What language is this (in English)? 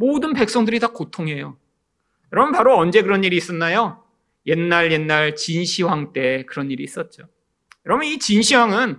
Korean